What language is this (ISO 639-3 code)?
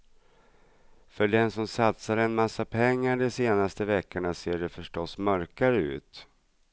swe